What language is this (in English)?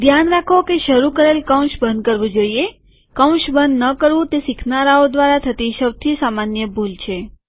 Gujarati